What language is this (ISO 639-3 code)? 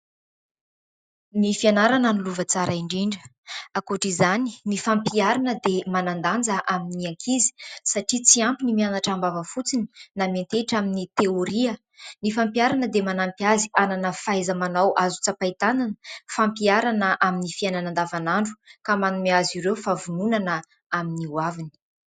mlg